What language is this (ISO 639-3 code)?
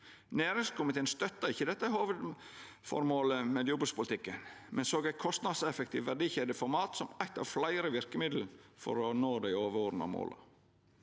nor